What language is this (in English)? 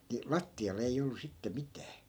Finnish